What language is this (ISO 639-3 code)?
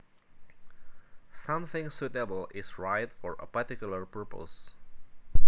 jav